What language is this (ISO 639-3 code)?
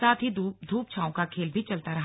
hin